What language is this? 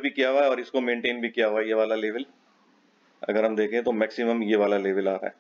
Hindi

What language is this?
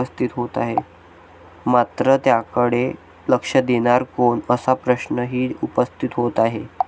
Marathi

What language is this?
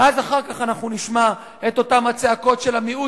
Hebrew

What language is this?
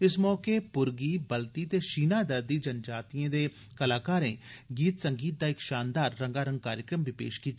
Dogri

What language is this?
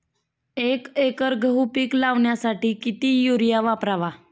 Marathi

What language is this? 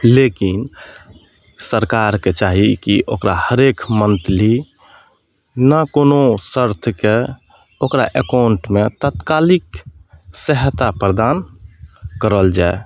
Maithili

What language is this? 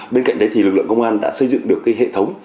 Vietnamese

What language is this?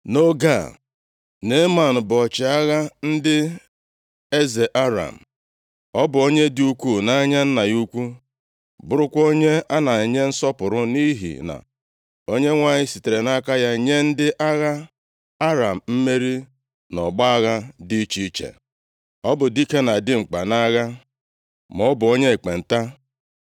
Igbo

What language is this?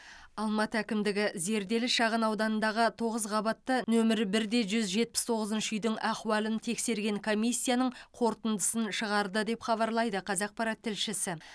Kazakh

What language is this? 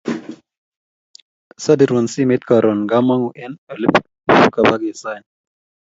Kalenjin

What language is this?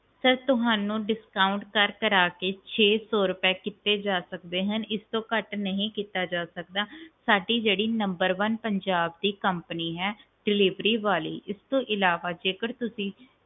Punjabi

